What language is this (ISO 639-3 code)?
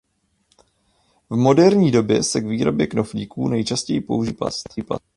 ces